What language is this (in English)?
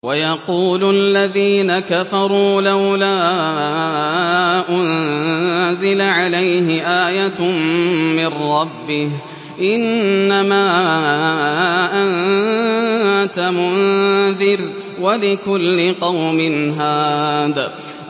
Arabic